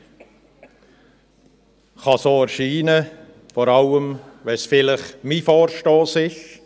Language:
Swiss German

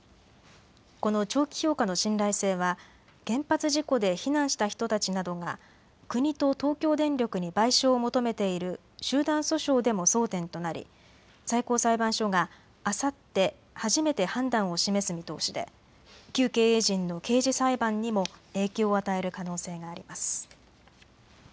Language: Japanese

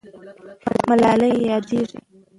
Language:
Pashto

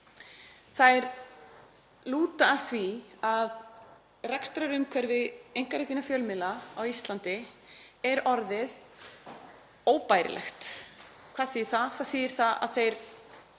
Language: Icelandic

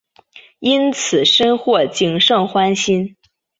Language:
Chinese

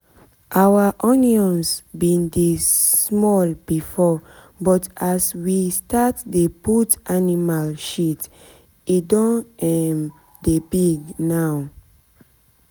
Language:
Nigerian Pidgin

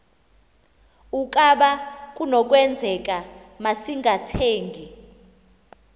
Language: Xhosa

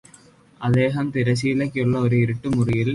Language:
Malayalam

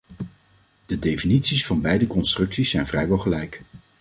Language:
Dutch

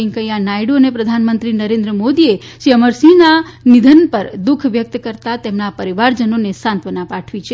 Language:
Gujarati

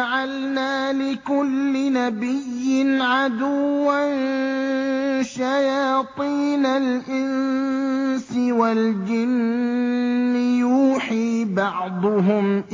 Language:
Arabic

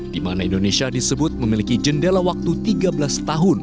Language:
Indonesian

